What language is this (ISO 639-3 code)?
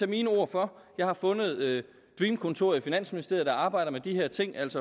dan